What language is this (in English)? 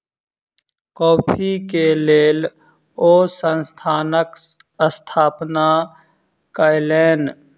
Maithili